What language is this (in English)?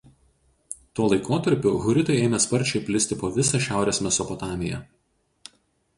Lithuanian